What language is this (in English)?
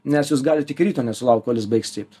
Lithuanian